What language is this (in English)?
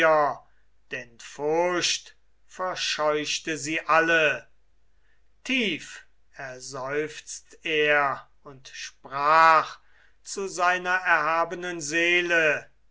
German